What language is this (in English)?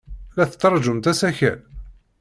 Kabyle